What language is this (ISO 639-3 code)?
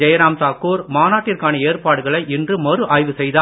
tam